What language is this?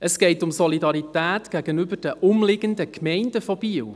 Swiss German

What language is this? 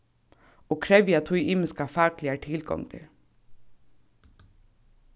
Faroese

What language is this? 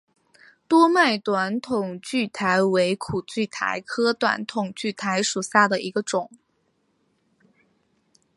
Chinese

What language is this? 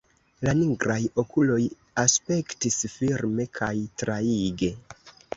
Esperanto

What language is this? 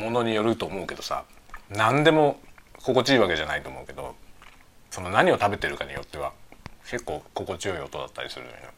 Japanese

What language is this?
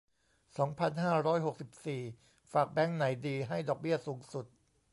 Thai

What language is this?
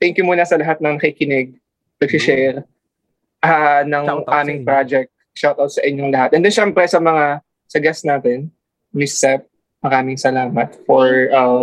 Filipino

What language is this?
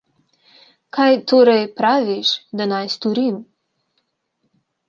Slovenian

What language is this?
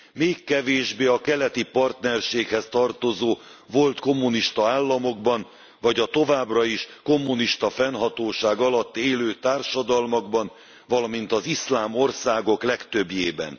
Hungarian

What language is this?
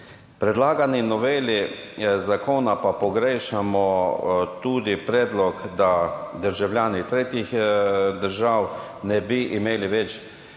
Slovenian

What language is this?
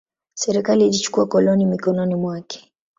Swahili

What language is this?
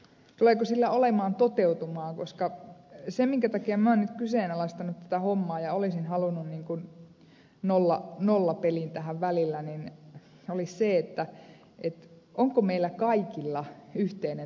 Finnish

